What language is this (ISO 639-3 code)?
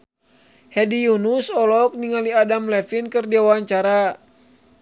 sun